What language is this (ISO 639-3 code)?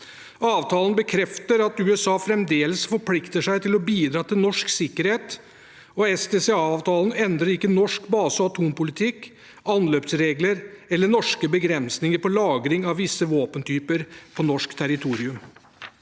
nor